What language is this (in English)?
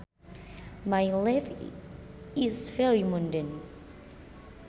Sundanese